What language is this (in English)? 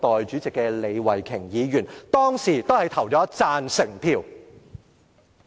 Cantonese